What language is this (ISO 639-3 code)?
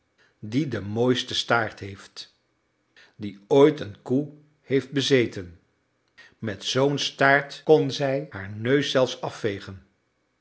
nld